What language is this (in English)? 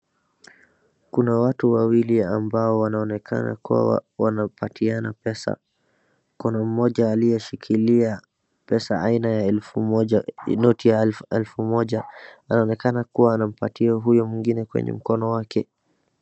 Swahili